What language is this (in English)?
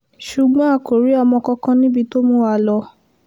Yoruba